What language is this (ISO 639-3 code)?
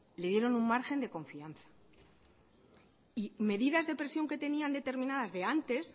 spa